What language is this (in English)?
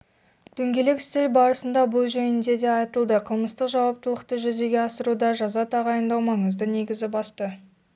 Kazakh